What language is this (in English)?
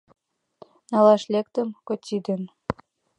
Mari